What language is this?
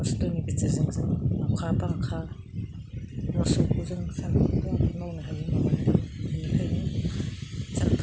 Bodo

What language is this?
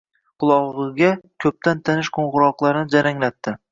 Uzbek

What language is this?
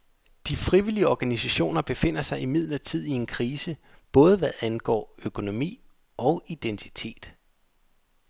Danish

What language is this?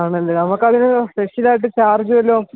Malayalam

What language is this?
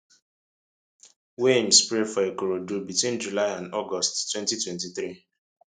Nigerian Pidgin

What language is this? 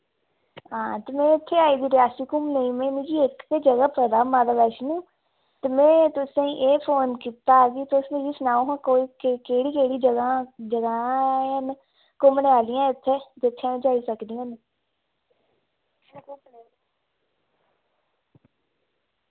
Dogri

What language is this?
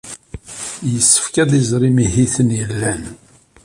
Kabyle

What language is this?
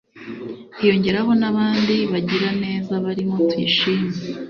Kinyarwanda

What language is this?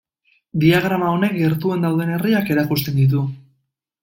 Basque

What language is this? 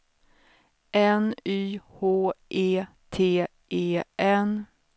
Swedish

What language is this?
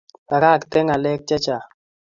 Kalenjin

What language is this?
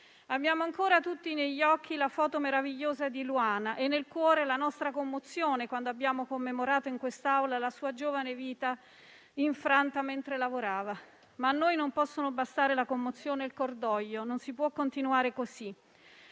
Italian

